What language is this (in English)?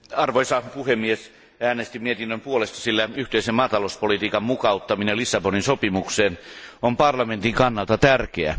Finnish